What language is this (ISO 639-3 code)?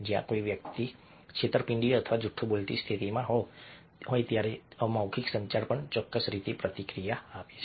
guj